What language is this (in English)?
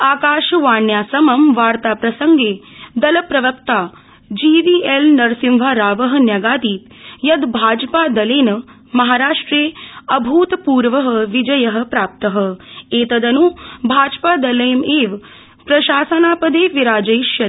Sanskrit